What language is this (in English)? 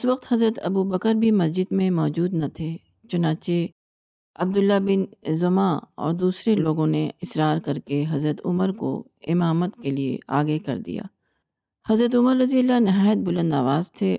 Urdu